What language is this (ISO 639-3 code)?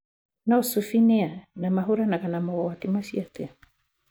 kik